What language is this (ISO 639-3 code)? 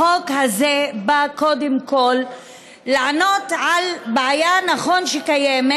heb